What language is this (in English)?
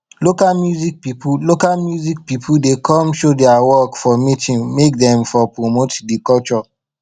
Nigerian Pidgin